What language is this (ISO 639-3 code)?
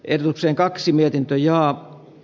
fin